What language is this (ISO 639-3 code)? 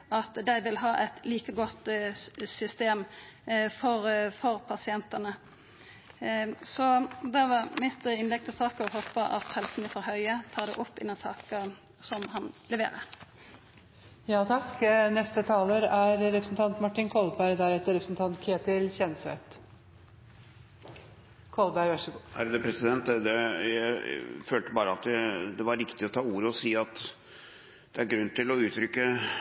nor